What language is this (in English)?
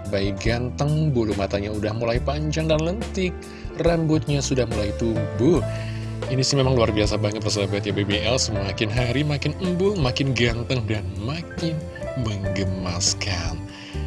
Indonesian